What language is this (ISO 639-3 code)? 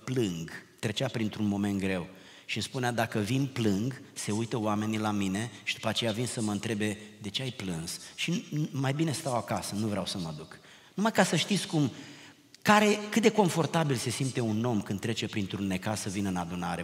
ron